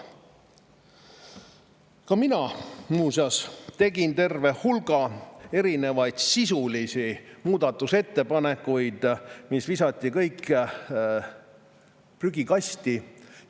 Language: Estonian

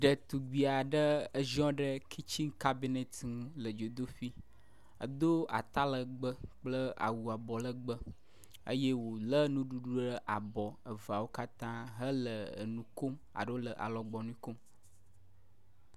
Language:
Ewe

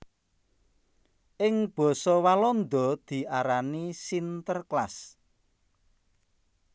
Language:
Javanese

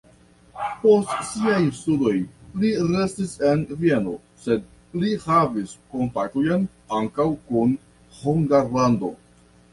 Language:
Esperanto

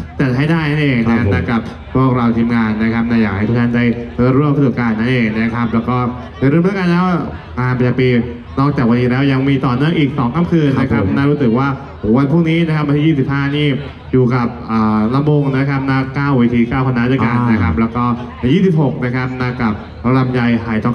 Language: Thai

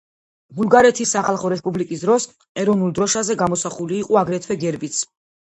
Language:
Georgian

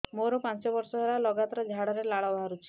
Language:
Odia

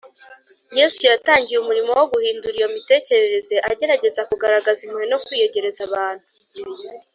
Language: Kinyarwanda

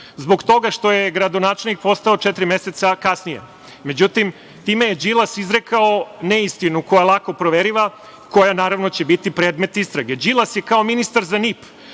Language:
Serbian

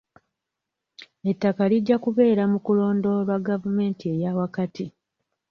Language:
Ganda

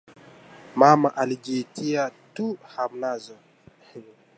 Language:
Swahili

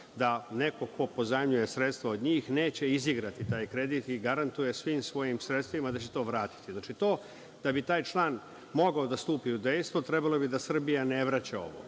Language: Serbian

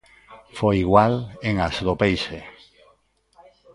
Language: Galician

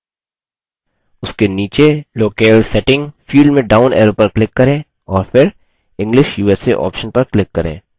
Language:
Hindi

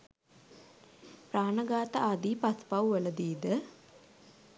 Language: Sinhala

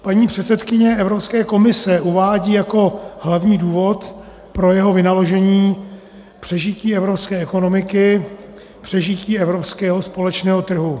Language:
Czech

